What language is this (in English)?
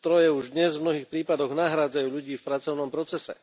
Slovak